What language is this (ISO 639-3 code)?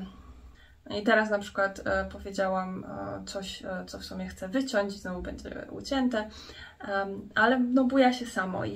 pol